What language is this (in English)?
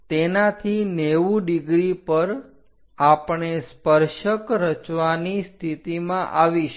Gujarati